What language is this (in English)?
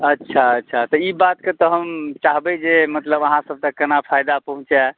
Maithili